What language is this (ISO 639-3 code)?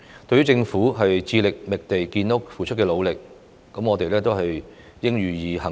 yue